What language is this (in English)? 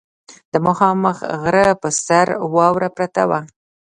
Pashto